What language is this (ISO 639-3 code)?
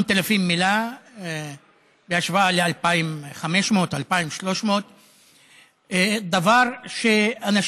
heb